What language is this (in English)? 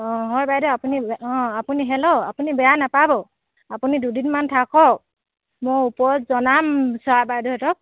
Assamese